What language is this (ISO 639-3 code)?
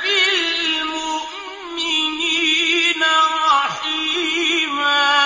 ara